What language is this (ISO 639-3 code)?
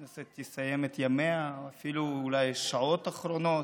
heb